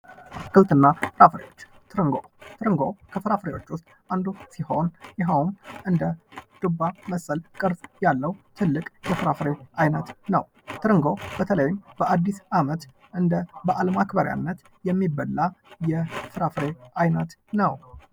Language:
Amharic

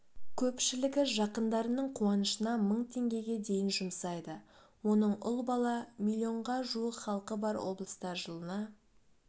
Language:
Kazakh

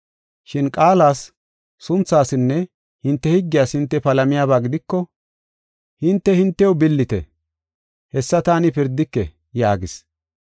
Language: Gofa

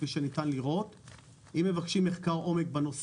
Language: Hebrew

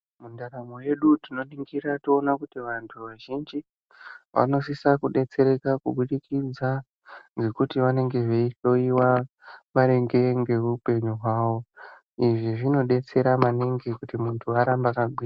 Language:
Ndau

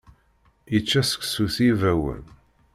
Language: Kabyle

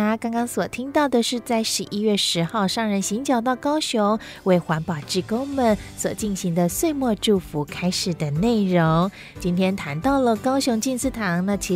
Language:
Chinese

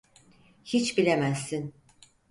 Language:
Turkish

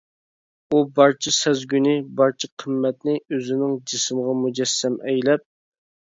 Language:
Uyghur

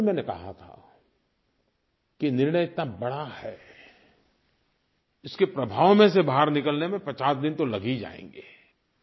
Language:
Hindi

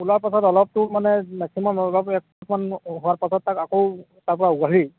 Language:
Assamese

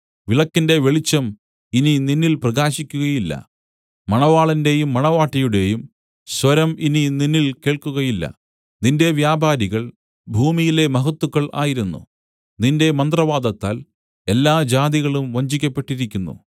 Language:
Malayalam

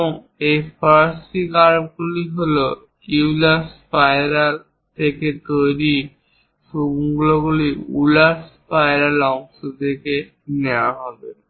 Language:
Bangla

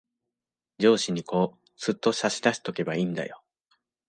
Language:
Japanese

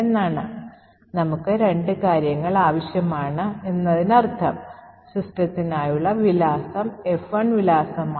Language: Malayalam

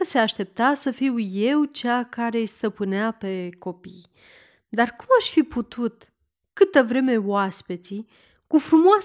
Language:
Romanian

